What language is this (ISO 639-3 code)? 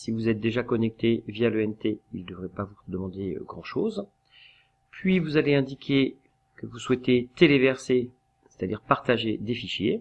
fra